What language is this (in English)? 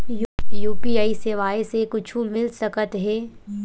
Chhattisgarhi